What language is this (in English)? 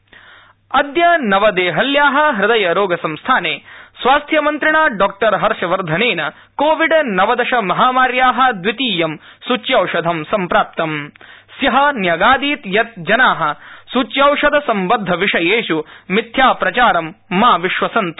Sanskrit